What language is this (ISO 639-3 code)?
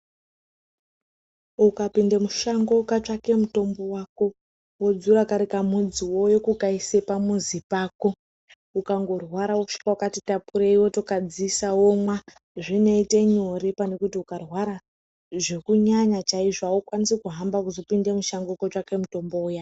ndc